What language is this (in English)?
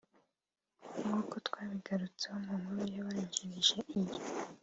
Kinyarwanda